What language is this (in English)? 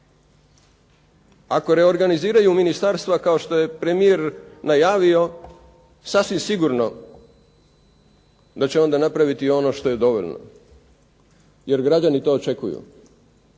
Croatian